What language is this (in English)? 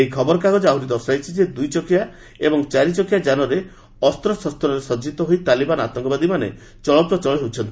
Odia